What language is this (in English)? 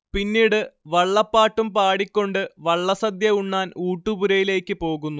Malayalam